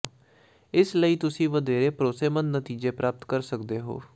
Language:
Punjabi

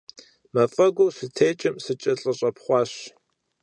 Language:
Kabardian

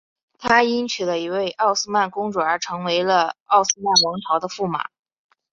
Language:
Chinese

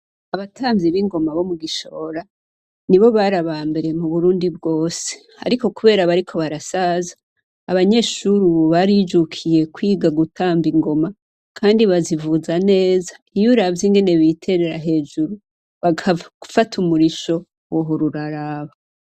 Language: Rundi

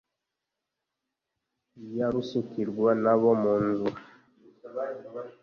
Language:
Kinyarwanda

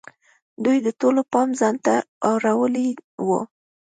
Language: Pashto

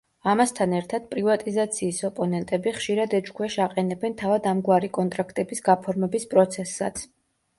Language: Georgian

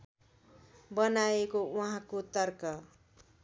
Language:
Nepali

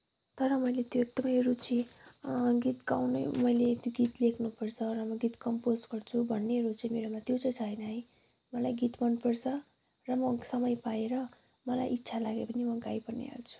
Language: Nepali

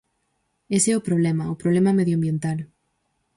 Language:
Galician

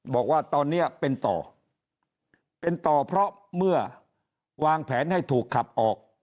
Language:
Thai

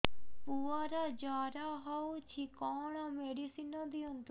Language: Odia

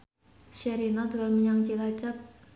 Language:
Javanese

